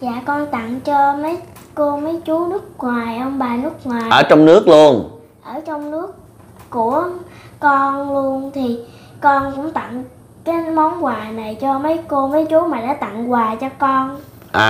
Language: Vietnamese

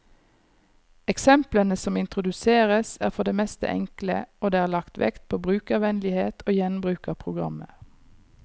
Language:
Norwegian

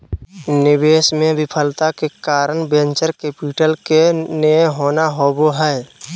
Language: Magahi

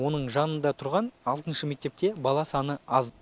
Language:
Kazakh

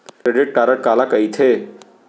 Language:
Chhattisgarhi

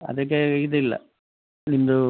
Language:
Kannada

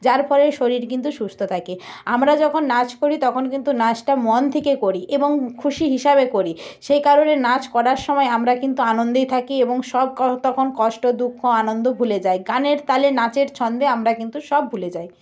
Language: Bangla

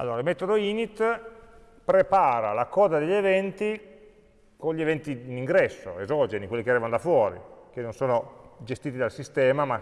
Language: Italian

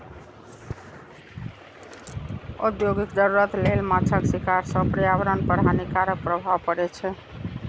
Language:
Maithili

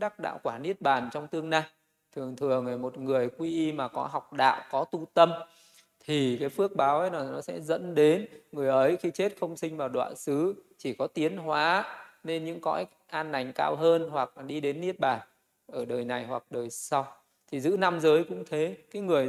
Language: Vietnamese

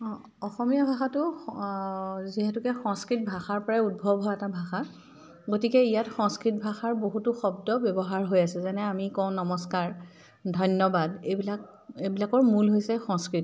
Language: Assamese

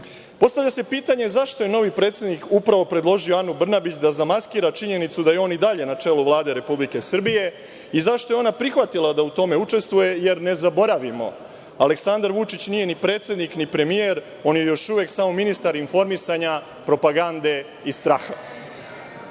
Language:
Serbian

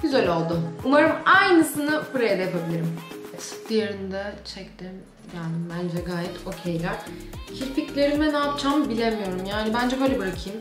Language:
Turkish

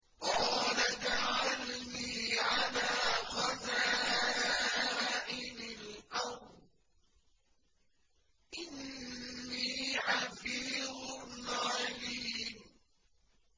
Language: Arabic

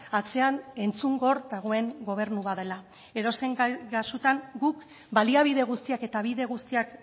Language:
Basque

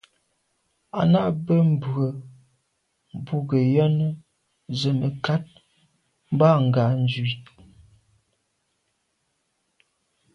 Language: Medumba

